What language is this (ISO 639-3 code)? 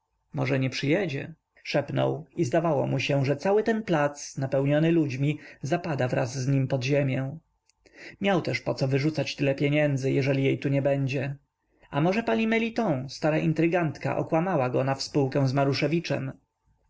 pol